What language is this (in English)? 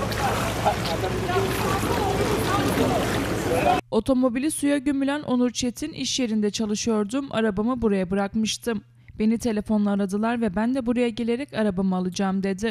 Turkish